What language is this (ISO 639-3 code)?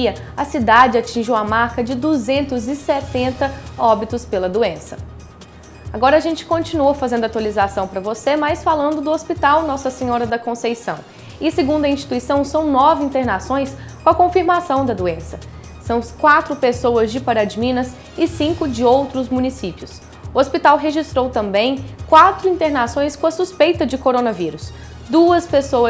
por